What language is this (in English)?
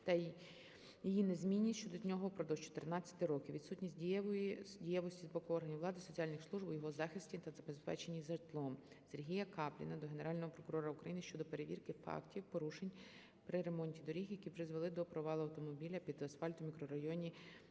Ukrainian